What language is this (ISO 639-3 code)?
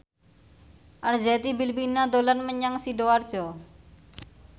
jav